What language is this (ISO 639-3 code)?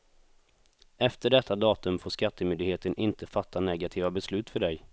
swe